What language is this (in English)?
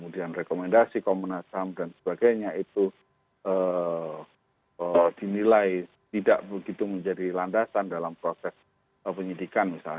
Indonesian